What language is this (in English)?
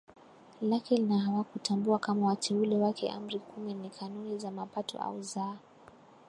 Swahili